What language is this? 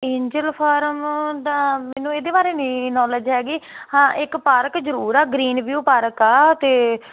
Punjabi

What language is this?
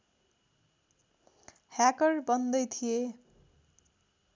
Nepali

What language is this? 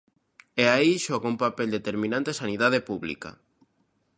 Galician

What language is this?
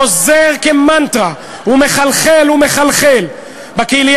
Hebrew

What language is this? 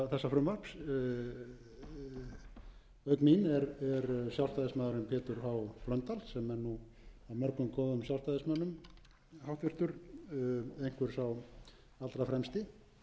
Icelandic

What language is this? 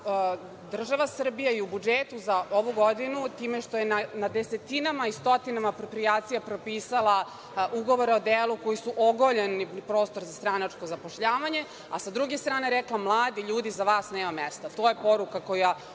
Serbian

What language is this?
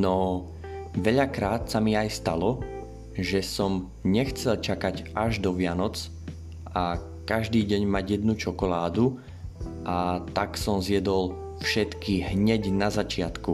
Slovak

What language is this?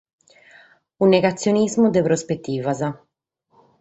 Sardinian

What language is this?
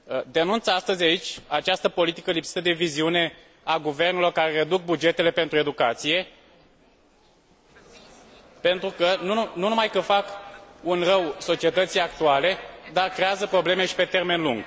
Romanian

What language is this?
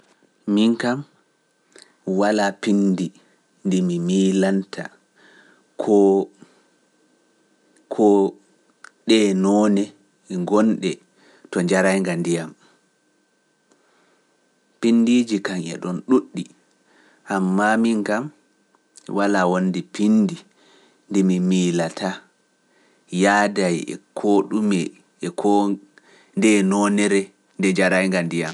Pular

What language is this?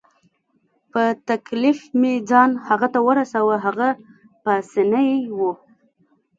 Pashto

